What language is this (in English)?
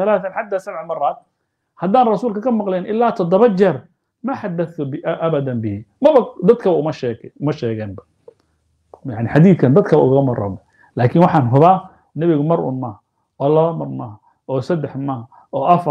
Arabic